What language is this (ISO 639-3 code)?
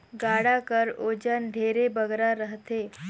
hne